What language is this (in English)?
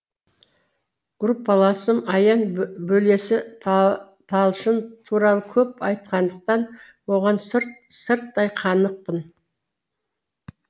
Kazakh